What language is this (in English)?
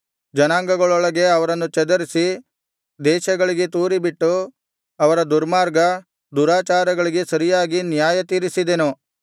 Kannada